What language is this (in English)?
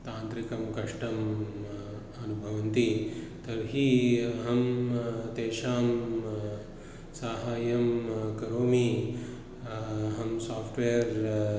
Sanskrit